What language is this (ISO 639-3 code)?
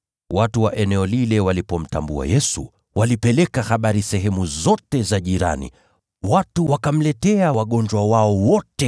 swa